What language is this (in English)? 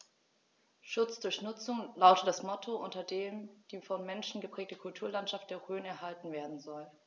German